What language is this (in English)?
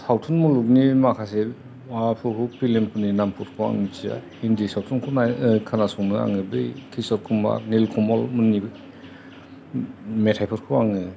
Bodo